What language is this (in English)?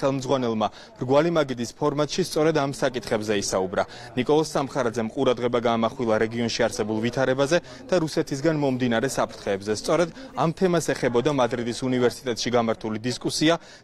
Latvian